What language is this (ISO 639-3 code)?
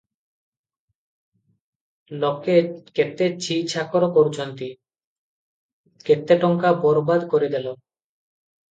ori